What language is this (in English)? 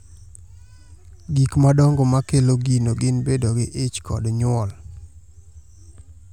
Luo (Kenya and Tanzania)